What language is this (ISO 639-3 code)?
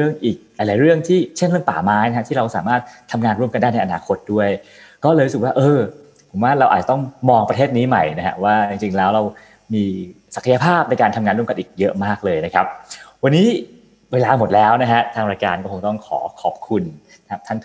tha